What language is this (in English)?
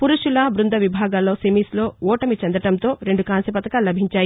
Telugu